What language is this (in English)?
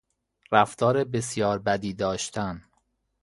Persian